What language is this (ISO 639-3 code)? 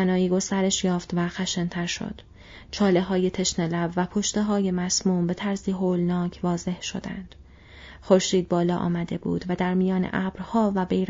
fas